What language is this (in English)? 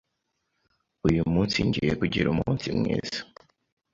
Kinyarwanda